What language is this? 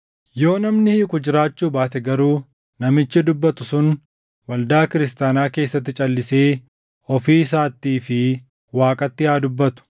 Oromo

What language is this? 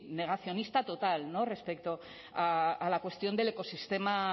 Spanish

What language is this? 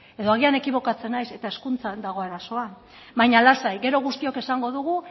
Basque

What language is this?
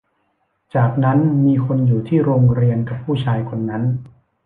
Thai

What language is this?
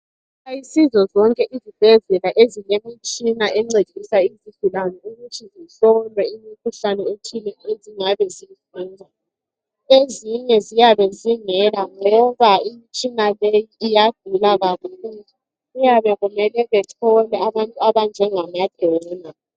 North Ndebele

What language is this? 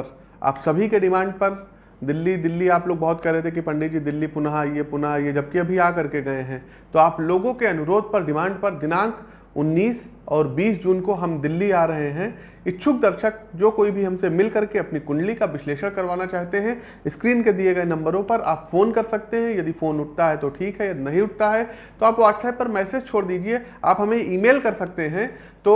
Hindi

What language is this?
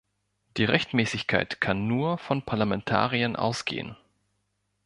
German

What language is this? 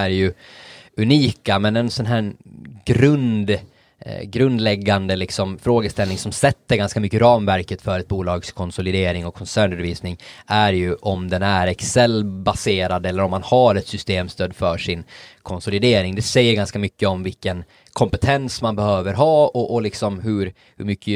Swedish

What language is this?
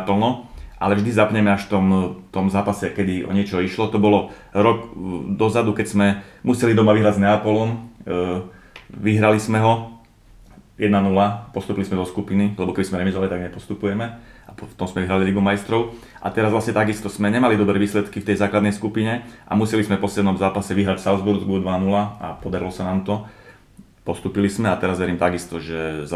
Slovak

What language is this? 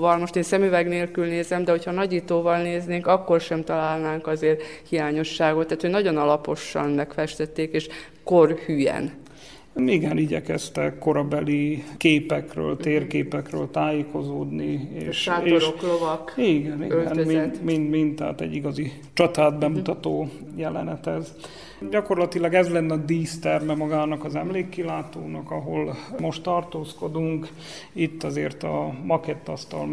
Hungarian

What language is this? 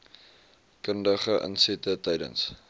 Afrikaans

